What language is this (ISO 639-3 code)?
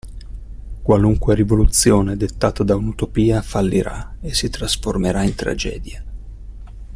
ita